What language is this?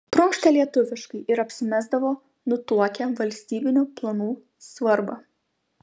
Lithuanian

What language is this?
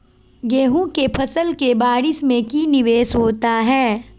Magahi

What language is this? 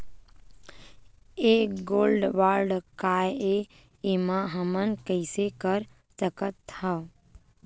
Chhattisgarhi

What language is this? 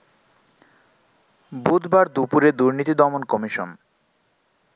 Bangla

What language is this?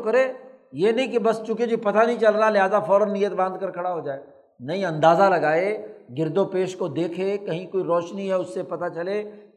Urdu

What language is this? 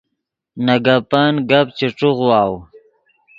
Yidgha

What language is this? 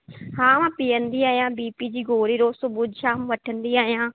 Sindhi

